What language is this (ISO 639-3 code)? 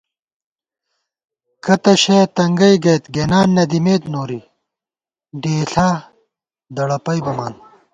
gwt